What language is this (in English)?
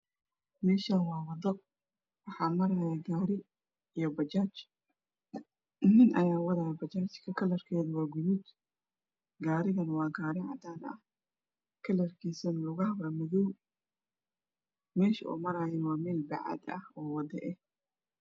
Somali